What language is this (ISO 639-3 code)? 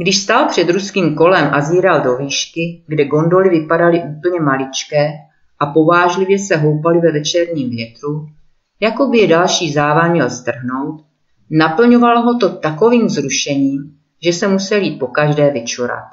ces